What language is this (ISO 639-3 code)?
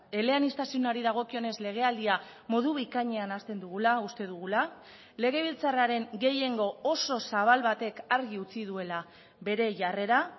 eus